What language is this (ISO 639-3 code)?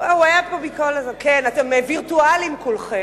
heb